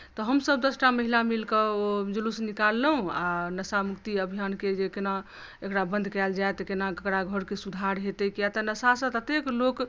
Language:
Maithili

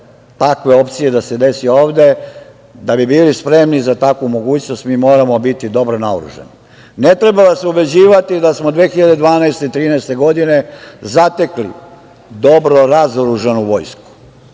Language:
Serbian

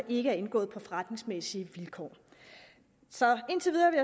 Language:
Danish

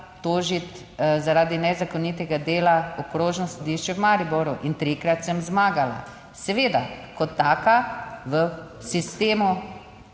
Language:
Slovenian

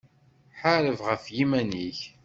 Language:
Kabyle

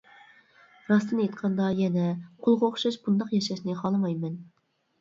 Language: Uyghur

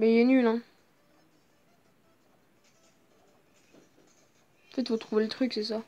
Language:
French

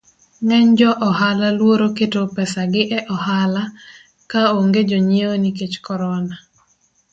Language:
Luo (Kenya and Tanzania)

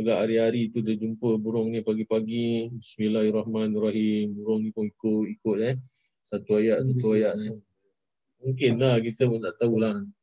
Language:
Malay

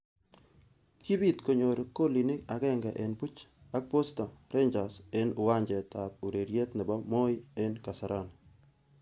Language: Kalenjin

